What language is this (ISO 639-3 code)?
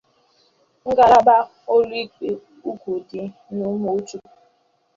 ibo